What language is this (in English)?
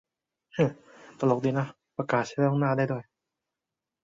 Thai